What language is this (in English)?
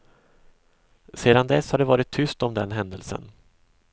Swedish